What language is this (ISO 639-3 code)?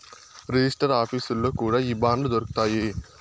tel